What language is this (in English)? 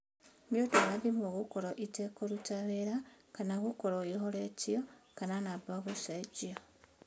Kikuyu